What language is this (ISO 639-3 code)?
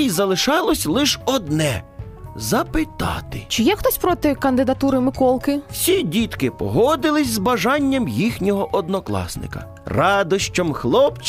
ukr